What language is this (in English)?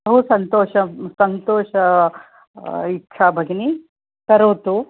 Sanskrit